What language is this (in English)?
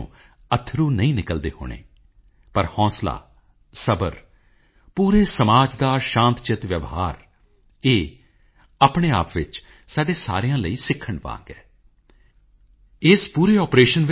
Punjabi